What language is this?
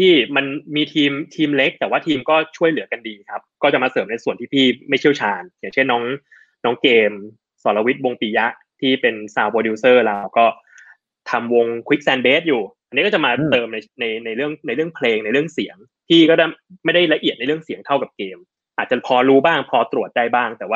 Thai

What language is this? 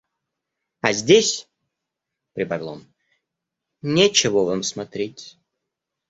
Russian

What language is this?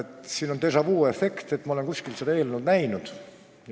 Estonian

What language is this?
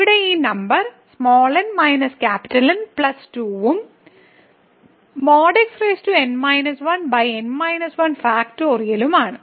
Malayalam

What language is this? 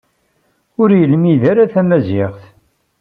Kabyle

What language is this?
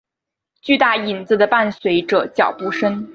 Chinese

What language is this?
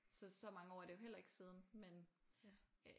Danish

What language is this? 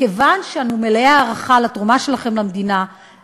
Hebrew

